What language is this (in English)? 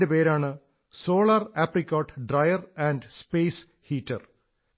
Malayalam